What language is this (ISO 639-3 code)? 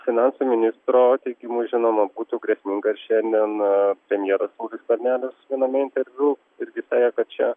lit